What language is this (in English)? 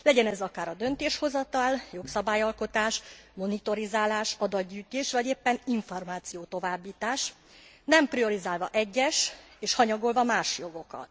Hungarian